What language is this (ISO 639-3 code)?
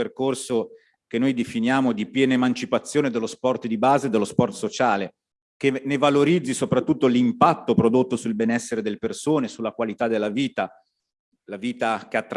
ita